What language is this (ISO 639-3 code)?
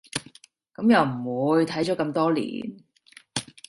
yue